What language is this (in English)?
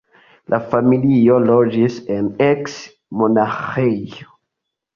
Esperanto